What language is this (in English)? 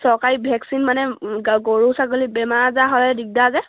Assamese